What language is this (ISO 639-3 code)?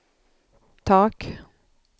swe